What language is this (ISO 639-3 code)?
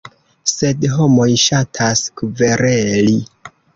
epo